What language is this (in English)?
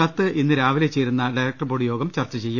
Malayalam